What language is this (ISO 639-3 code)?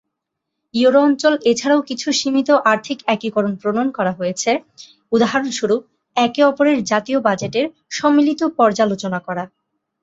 ben